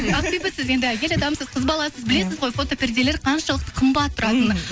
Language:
Kazakh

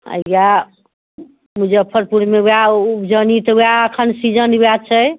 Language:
Maithili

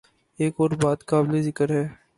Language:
Urdu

